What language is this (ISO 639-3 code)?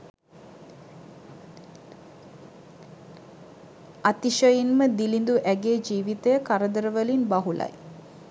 sin